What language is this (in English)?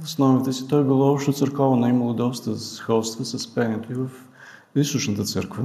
Bulgarian